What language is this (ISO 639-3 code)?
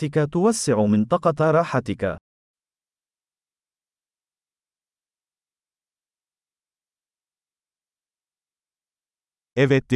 tur